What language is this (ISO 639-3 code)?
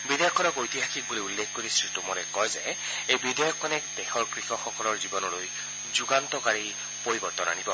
asm